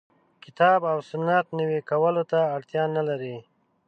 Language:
Pashto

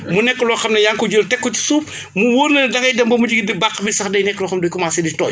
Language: Wolof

